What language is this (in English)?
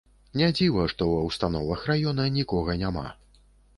Belarusian